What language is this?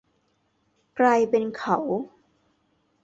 Thai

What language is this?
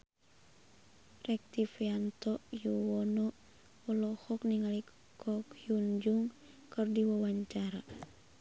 Sundanese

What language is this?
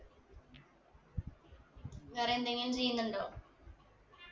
Malayalam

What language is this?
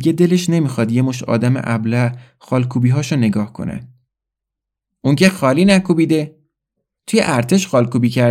Persian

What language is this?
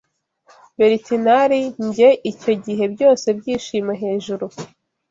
Kinyarwanda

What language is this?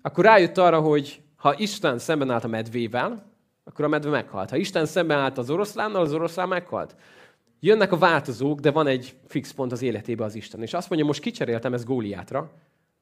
Hungarian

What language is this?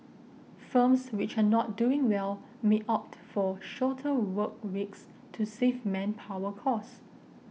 English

